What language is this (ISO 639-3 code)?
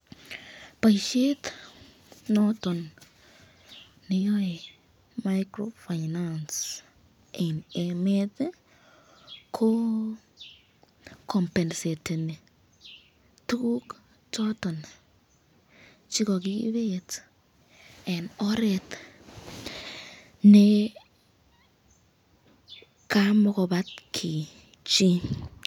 kln